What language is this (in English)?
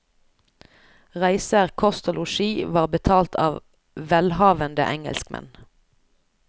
Norwegian